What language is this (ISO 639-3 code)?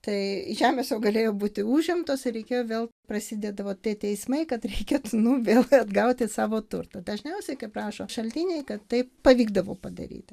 lit